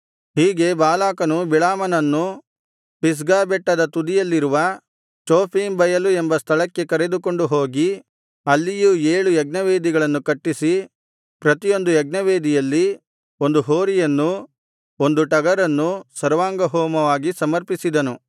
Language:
Kannada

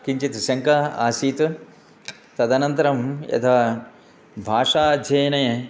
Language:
Sanskrit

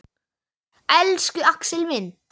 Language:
Icelandic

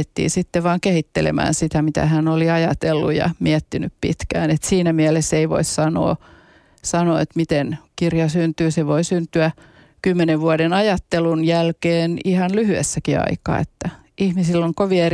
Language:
Finnish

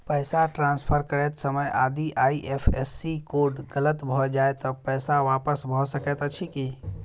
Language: Maithili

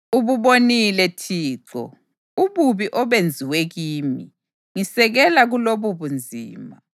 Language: North Ndebele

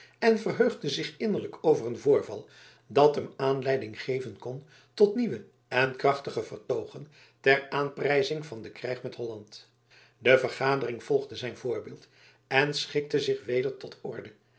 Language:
Dutch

